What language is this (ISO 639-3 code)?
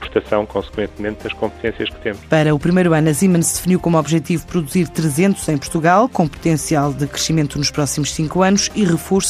por